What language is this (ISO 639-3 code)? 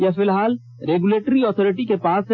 hin